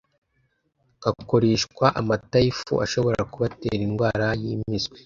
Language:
Kinyarwanda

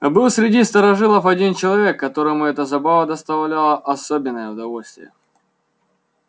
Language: Russian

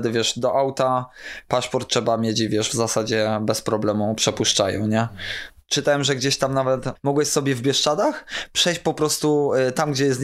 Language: Polish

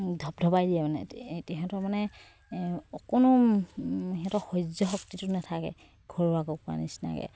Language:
Assamese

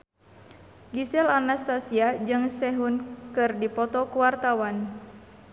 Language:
Sundanese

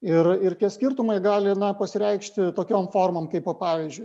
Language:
Lithuanian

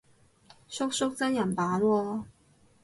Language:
Cantonese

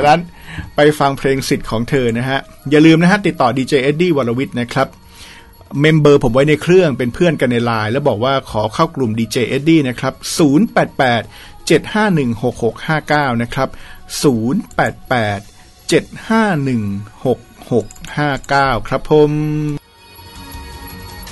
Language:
Thai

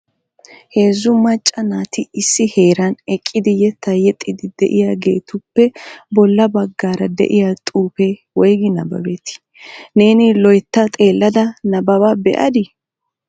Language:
Wolaytta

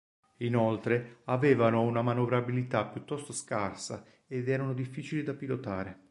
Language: Italian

